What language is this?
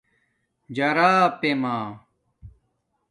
Domaaki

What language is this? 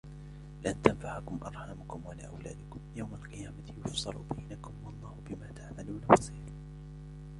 Arabic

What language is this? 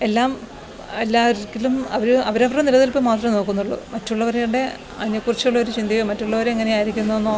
Malayalam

